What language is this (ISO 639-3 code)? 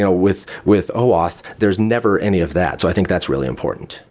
eng